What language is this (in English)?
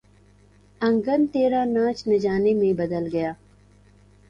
Urdu